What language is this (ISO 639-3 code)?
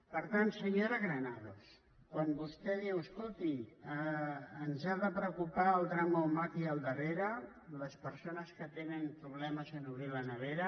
cat